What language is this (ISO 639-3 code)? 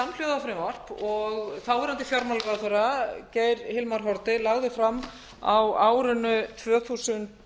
isl